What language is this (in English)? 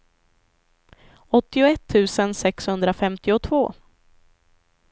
Swedish